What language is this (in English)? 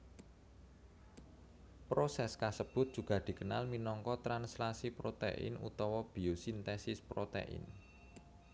Javanese